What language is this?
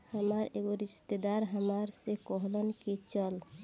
Bhojpuri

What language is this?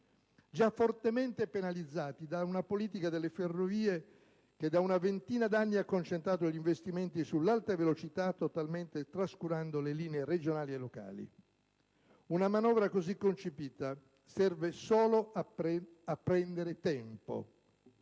Italian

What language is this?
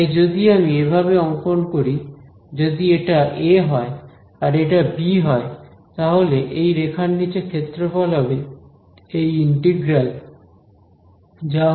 Bangla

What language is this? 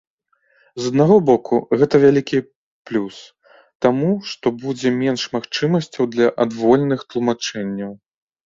Belarusian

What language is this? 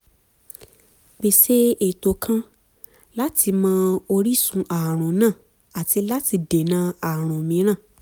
Yoruba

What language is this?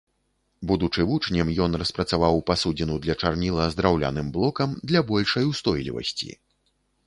Belarusian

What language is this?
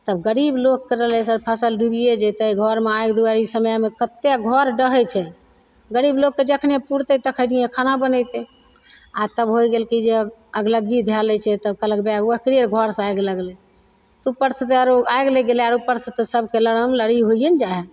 Maithili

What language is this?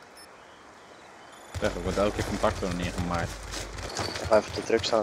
Dutch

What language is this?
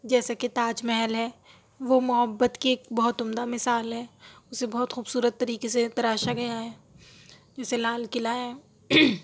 Urdu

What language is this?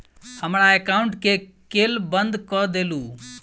Maithili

